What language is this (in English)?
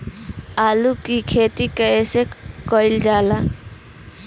Bhojpuri